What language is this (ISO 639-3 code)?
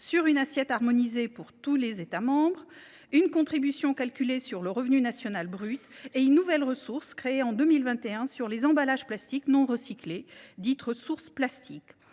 fra